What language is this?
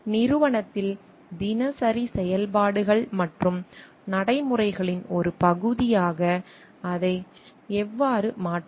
Tamil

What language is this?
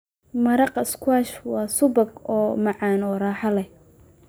Somali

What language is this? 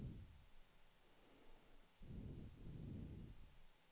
Swedish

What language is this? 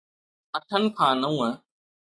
Sindhi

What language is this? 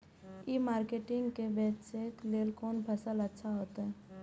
Maithili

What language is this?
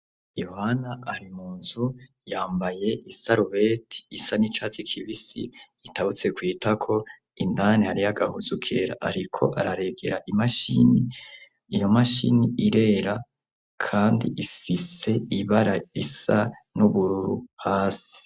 Rundi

